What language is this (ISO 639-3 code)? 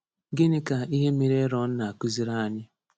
ibo